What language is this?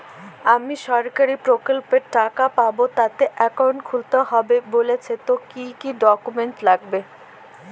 Bangla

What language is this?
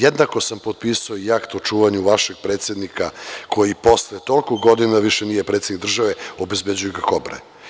Serbian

